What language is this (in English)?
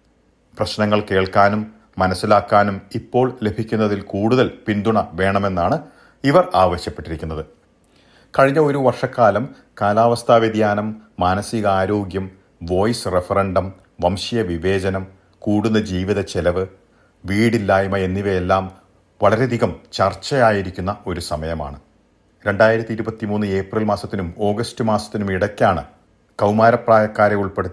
Malayalam